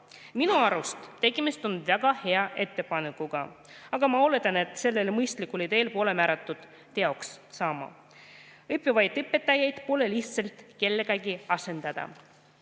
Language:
Estonian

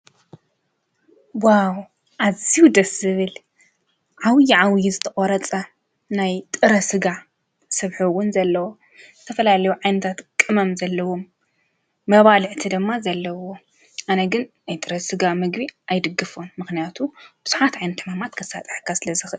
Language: Tigrinya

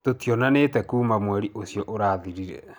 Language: Kikuyu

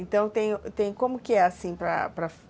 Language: Portuguese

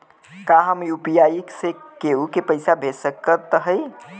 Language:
Bhojpuri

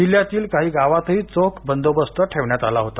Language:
Marathi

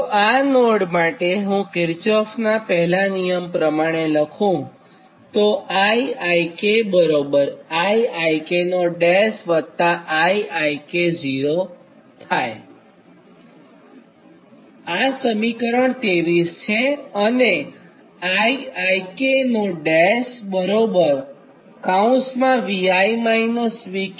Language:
Gujarati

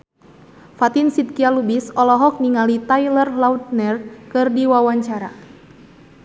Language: Sundanese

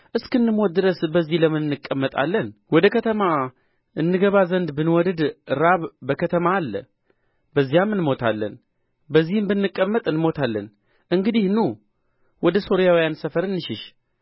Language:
Amharic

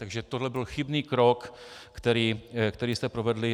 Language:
Czech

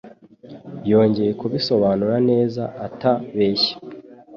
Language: Kinyarwanda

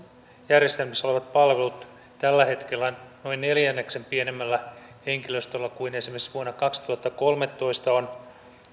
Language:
Finnish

